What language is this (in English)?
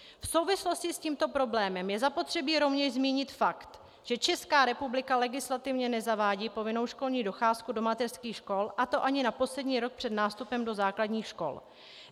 Czech